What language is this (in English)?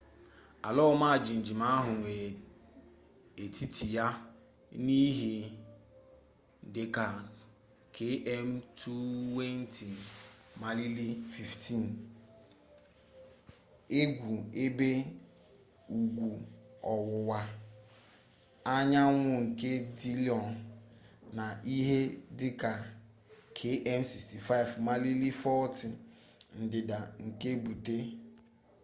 Igbo